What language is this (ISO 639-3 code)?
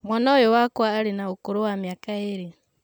kik